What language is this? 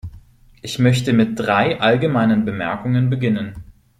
German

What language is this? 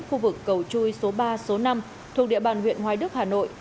Vietnamese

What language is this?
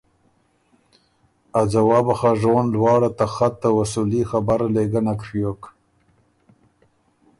Ormuri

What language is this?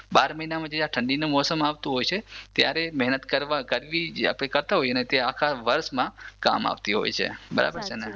Gujarati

